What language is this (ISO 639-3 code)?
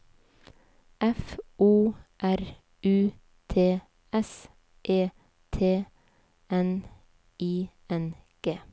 nor